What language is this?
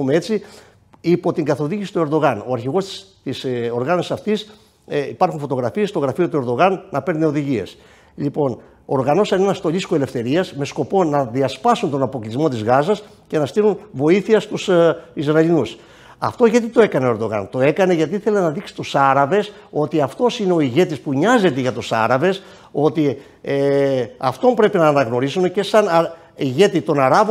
Greek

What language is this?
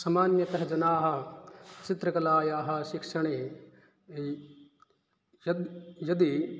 Sanskrit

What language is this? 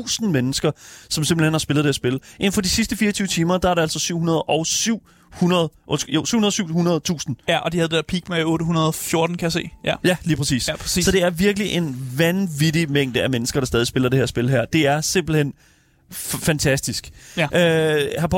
Danish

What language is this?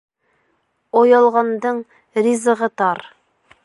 Bashkir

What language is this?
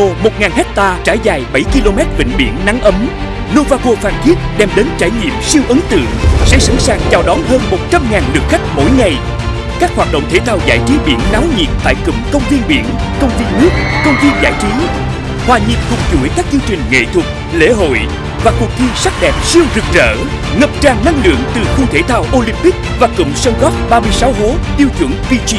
Vietnamese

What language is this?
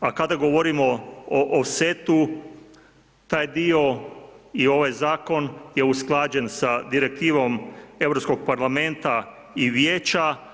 Croatian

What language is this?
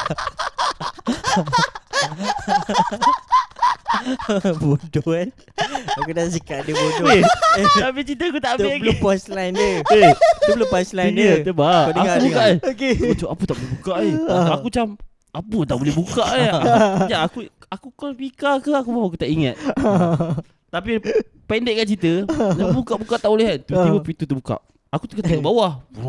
Malay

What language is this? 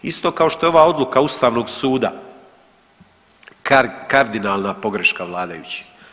Croatian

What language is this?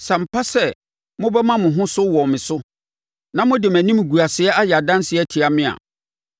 Akan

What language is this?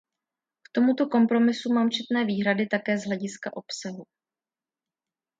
Czech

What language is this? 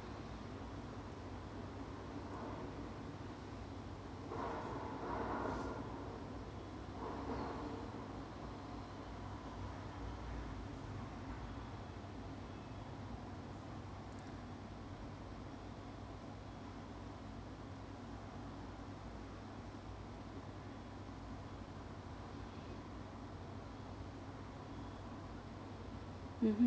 English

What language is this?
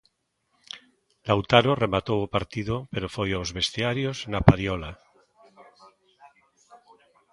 Galician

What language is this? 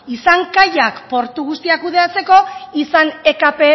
Basque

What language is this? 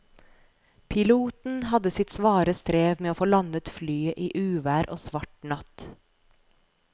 Norwegian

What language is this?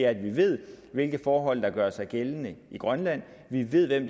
Danish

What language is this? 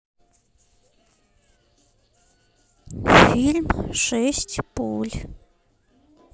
Russian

